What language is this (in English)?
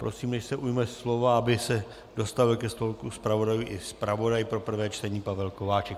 Czech